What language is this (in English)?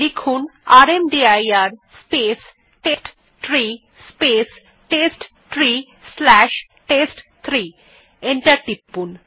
Bangla